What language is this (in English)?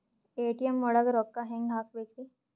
Kannada